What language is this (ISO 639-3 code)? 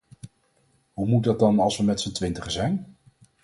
nld